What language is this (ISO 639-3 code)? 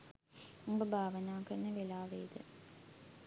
sin